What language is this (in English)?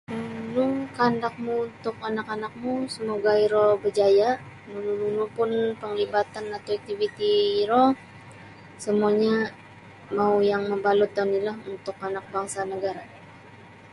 Sabah Bisaya